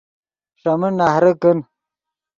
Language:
Yidgha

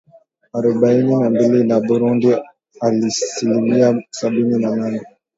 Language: Swahili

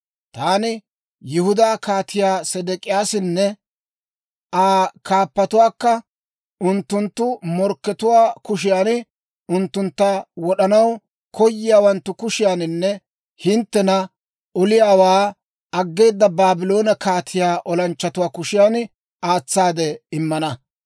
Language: Dawro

